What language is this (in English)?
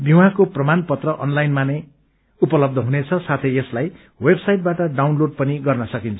Nepali